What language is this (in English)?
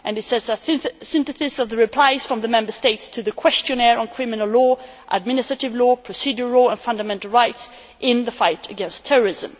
English